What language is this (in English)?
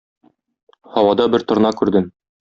Tatar